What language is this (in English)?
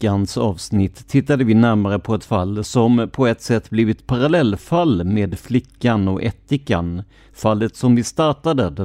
Swedish